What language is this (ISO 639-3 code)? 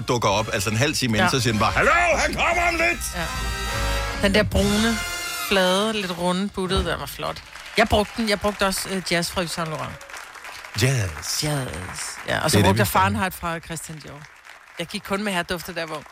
dan